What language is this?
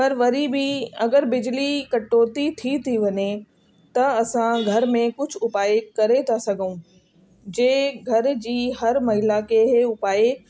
Sindhi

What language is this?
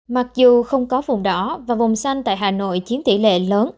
Vietnamese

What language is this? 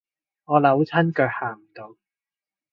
Cantonese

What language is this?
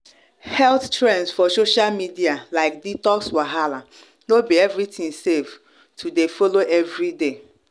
Nigerian Pidgin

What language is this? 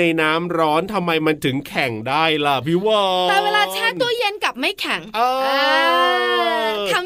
Thai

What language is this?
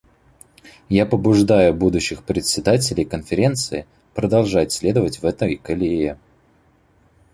Russian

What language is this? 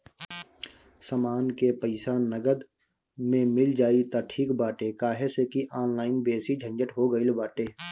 Bhojpuri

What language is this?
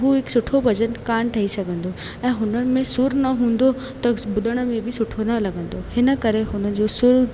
Sindhi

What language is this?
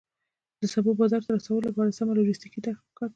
Pashto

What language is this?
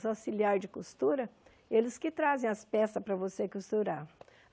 Portuguese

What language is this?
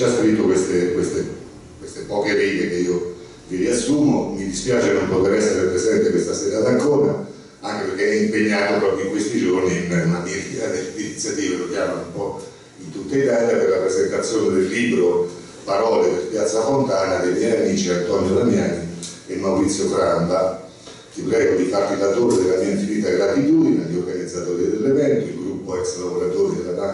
Italian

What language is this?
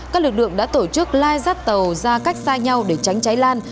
Vietnamese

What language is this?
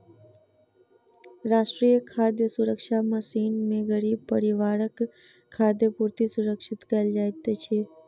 Maithili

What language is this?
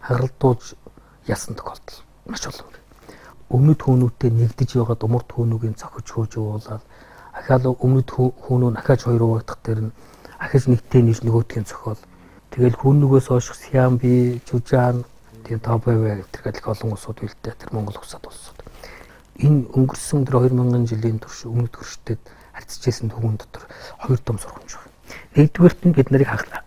Korean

